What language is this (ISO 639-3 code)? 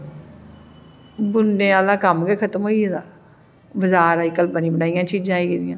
doi